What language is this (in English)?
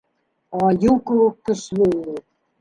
Bashkir